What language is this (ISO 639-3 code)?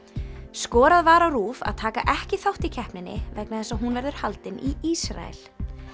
isl